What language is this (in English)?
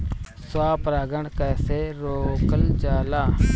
Bhojpuri